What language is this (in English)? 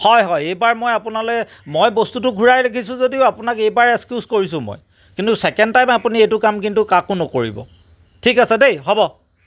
Assamese